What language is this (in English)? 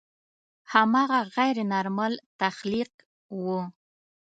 Pashto